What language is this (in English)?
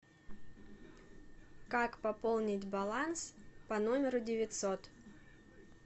Russian